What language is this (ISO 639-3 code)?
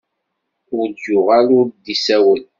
kab